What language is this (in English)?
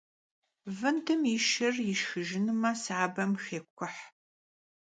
Kabardian